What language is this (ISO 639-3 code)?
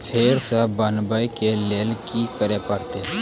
mai